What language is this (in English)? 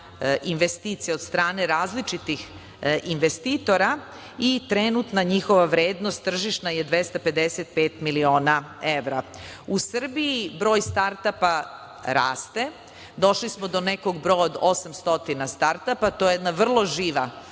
Serbian